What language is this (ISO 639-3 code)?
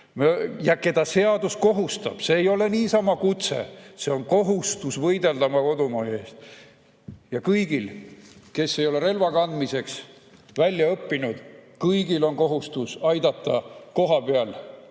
est